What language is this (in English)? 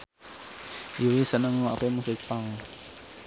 Javanese